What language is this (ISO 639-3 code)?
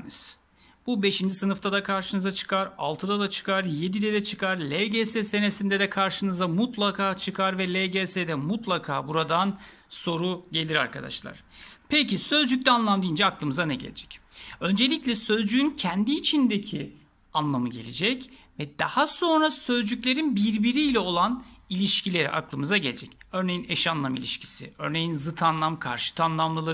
tur